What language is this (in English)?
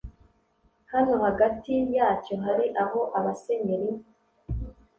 Kinyarwanda